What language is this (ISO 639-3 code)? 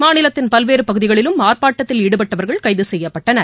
tam